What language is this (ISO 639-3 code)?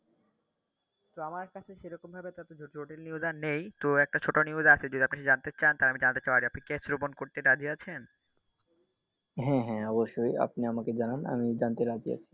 ben